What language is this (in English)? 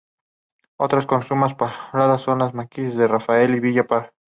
Spanish